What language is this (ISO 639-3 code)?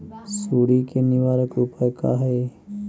mag